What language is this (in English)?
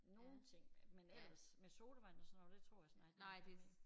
Danish